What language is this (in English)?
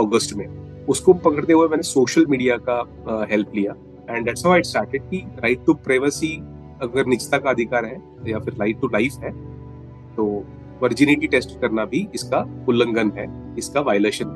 Hindi